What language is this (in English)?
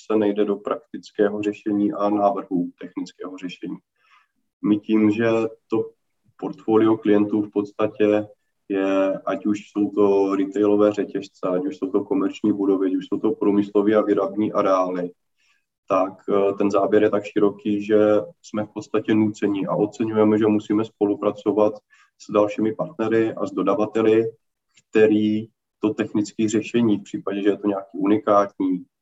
Czech